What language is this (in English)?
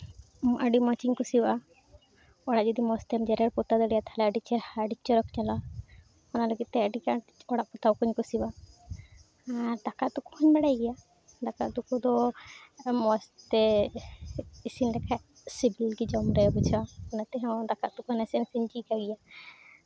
Santali